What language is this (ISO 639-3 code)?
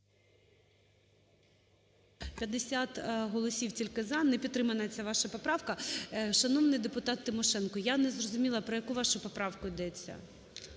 ukr